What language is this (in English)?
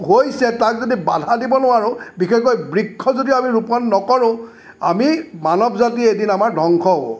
Assamese